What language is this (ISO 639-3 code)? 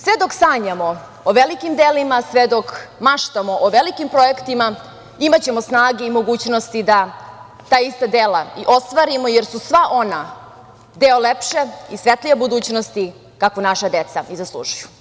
srp